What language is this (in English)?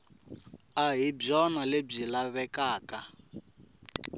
Tsonga